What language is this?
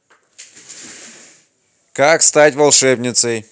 Russian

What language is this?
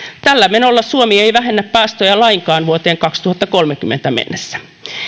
Finnish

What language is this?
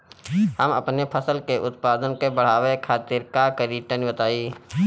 Bhojpuri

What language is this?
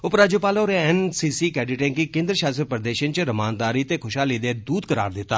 Dogri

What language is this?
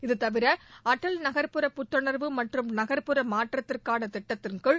Tamil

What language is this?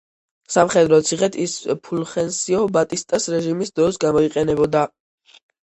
Georgian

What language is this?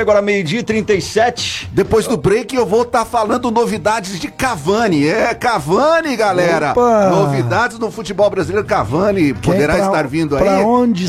Portuguese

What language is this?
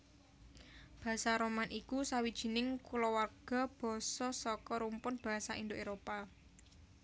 Javanese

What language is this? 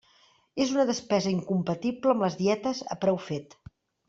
Catalan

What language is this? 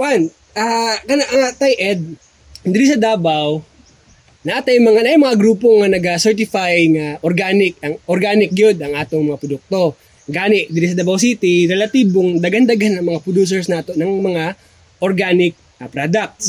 Filipino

